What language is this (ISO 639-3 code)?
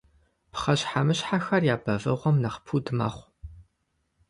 kbd